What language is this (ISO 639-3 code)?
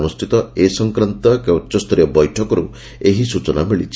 ori